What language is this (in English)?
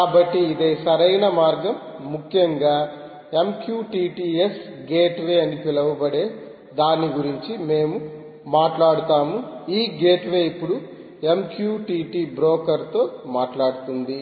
Telugu